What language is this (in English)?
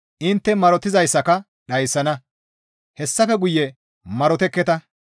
Gamo